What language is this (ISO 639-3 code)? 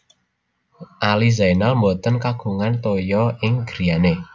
jav